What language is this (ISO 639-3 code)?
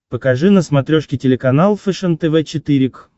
rus